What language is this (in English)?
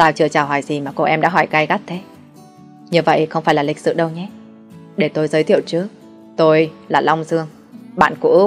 Vietnamese